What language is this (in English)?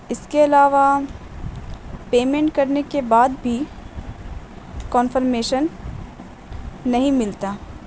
Urdu